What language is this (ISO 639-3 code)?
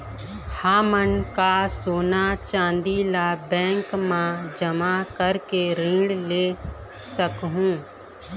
hne